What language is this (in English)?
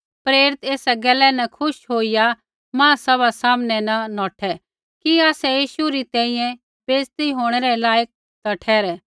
Kullu Pahari